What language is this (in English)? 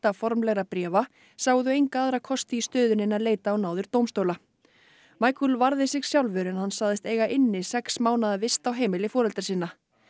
Icelandic